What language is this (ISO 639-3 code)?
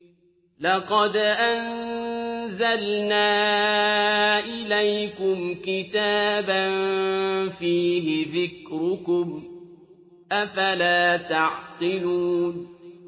ara